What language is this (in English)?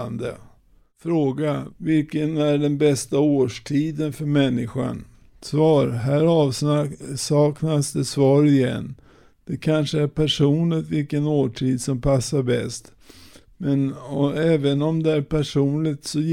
Swedish